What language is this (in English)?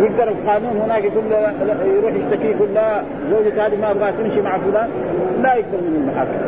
Arabic